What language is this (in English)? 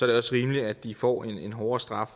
Danish